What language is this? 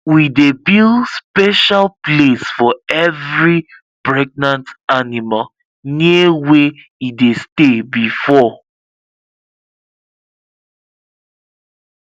Nigerian Pidgin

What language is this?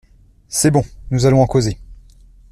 French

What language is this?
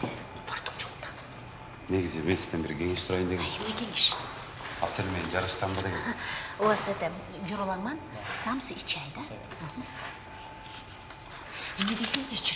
Russian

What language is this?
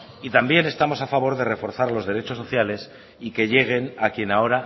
Spanish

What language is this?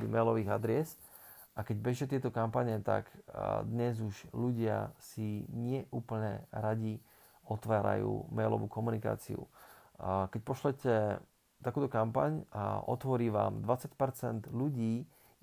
Slovak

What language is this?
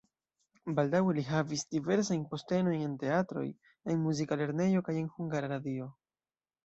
Esperanto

